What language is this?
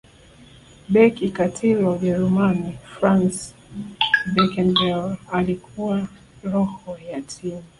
Swahili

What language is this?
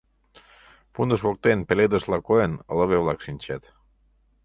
Mari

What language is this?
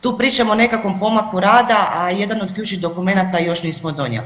Croatian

